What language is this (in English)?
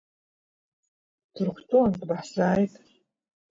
Abkhazian